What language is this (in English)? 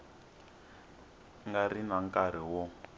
Tsonga